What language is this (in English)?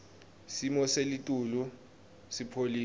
Swati